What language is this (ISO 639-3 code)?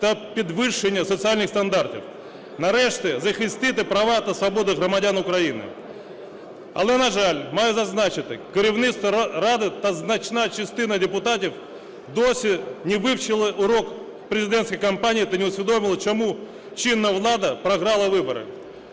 ukr